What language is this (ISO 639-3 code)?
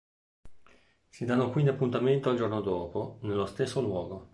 ita